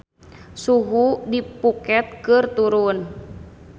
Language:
Sundanese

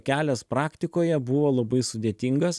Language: Lithuanian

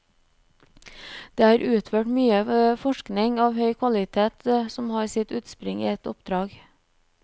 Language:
Norwegian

